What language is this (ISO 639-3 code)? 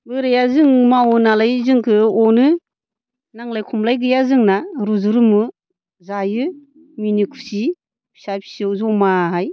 brx